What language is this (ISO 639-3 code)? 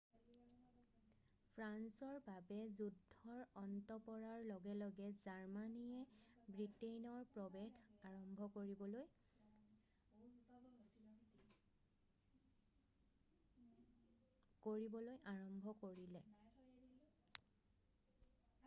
asm